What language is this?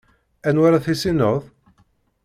Kabyle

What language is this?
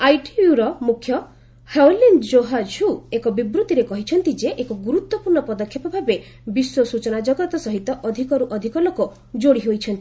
Odia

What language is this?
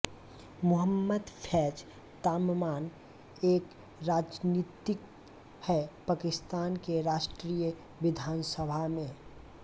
Hindi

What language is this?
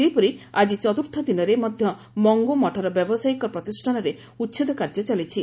Odia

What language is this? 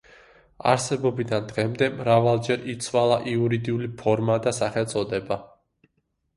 Georgian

